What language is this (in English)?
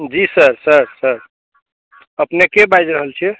Maithili